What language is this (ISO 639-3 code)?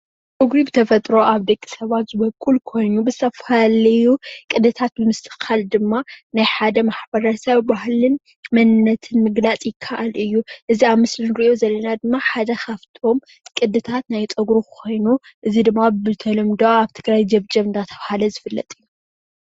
tir